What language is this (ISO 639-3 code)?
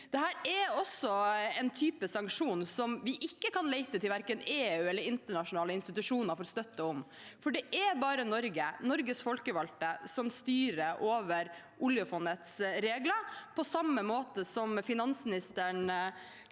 nor